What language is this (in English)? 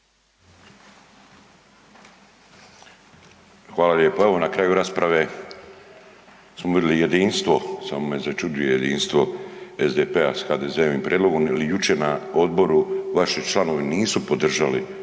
Croatian